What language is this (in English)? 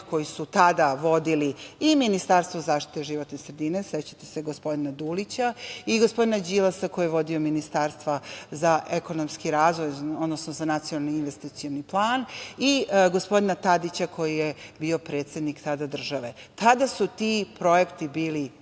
Serbian